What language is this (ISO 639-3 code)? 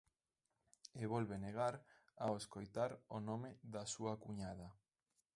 glg